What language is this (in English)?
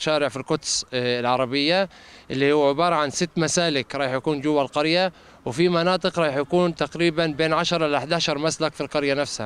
Hebrew